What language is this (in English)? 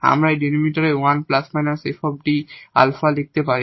Bangla